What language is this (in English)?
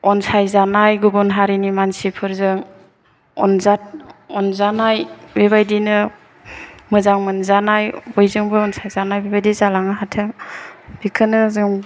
Bodo